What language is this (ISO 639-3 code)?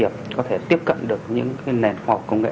vie